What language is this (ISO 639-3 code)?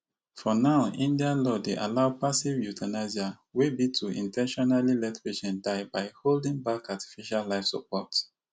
pcm